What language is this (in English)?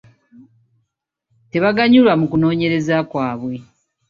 Ganda